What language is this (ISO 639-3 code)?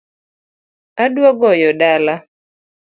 luo